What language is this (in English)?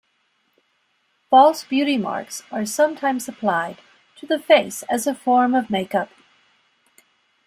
English